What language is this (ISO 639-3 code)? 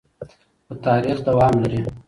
pus